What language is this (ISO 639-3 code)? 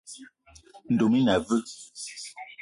eto